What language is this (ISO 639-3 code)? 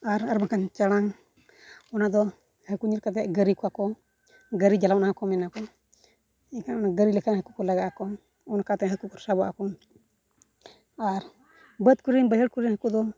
sat